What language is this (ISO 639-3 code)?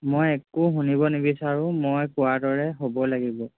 asm